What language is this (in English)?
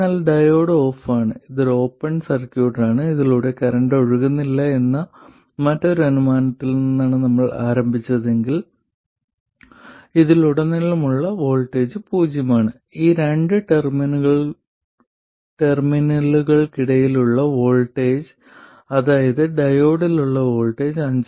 Malayalam